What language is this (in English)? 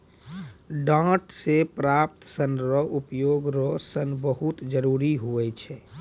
Maithili